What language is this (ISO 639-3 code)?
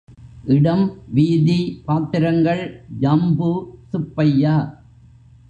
tam